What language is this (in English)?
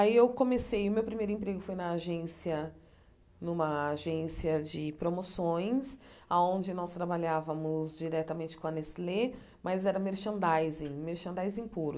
Portuguese